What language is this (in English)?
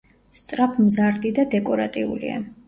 Georgian